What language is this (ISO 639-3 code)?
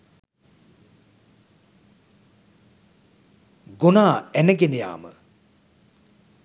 sin